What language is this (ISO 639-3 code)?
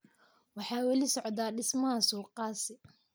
som